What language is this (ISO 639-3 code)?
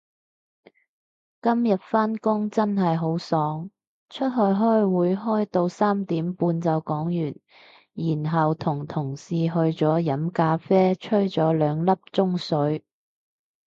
yue